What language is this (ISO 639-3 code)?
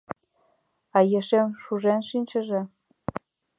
chm